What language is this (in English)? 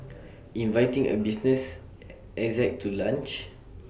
English